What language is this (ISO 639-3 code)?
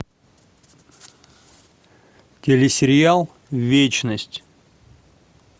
rus